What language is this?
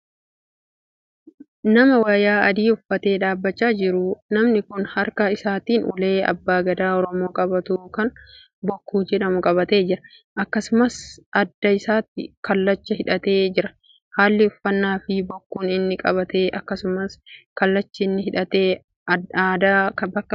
Oromo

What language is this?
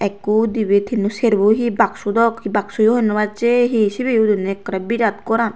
Chakma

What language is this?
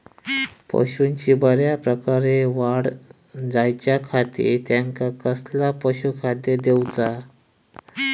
Marathi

